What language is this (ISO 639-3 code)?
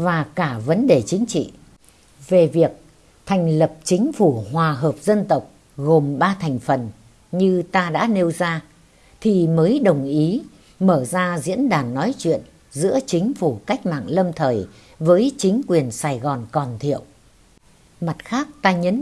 vie